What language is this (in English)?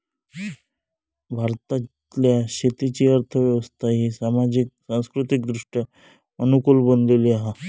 Marathi